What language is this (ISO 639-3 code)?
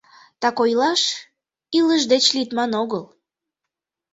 chm